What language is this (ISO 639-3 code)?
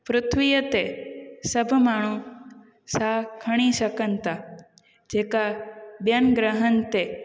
snd